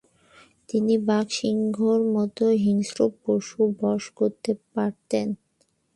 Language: Bangla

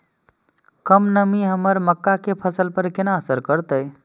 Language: Maithili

